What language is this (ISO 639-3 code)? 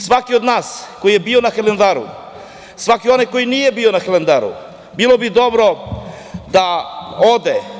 srp